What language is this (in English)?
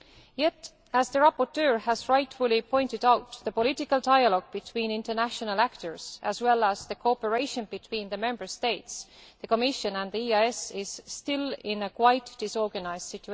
English